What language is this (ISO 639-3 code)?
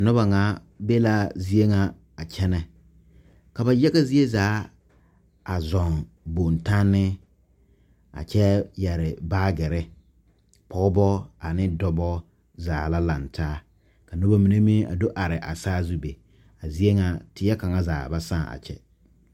dga